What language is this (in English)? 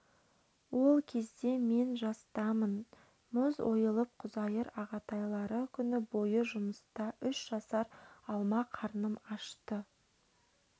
Kazakh